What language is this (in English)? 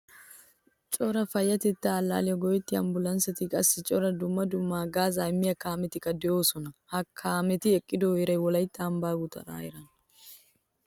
Wolaytta